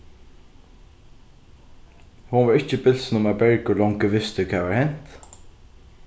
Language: Faroese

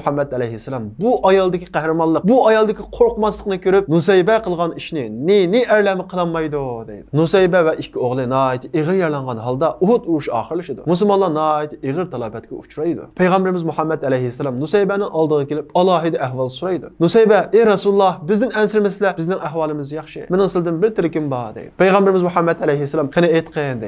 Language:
Turkish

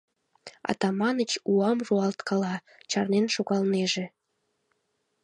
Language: Mari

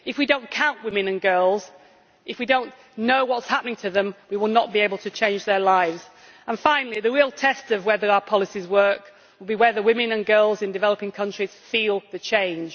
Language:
English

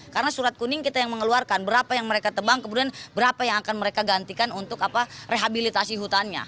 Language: Indonesian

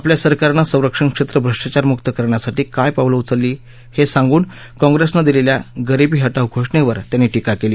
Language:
Marathi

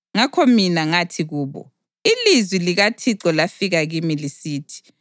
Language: North Ndebele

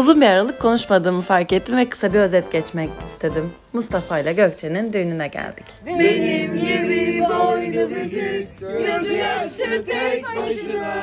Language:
Turkish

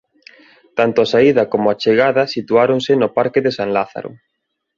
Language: Galician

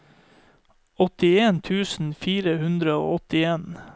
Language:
Norwegian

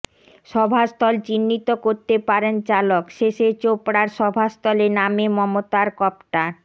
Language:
Bangla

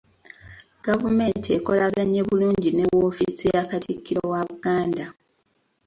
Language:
Ganda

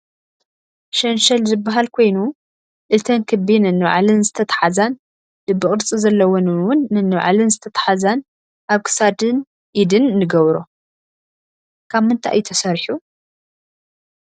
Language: Tigrinya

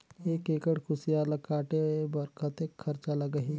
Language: Chhattisgarhi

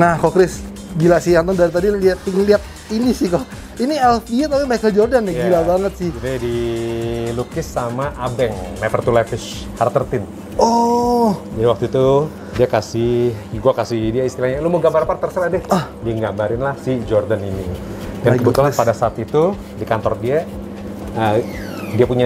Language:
Indonesian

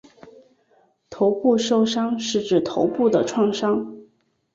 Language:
Chinese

